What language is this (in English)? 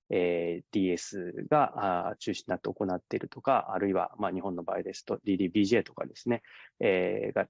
Japanese